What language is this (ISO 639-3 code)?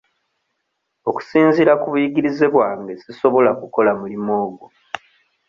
lug